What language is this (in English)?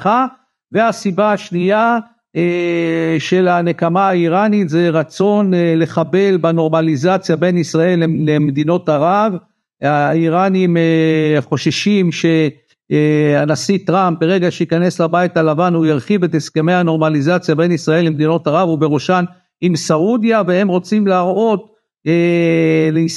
Hebrew